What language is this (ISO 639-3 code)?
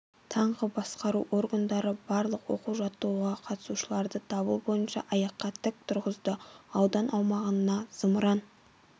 kaz